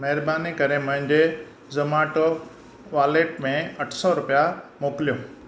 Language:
Sindhi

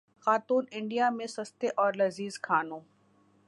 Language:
Urdu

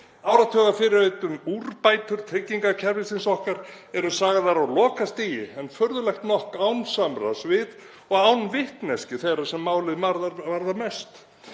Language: Icelandic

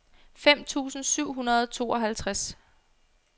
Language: Danish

